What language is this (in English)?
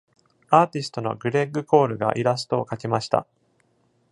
Japanese